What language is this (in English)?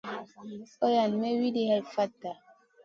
Masana